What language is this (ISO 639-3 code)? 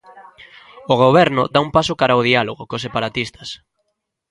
glg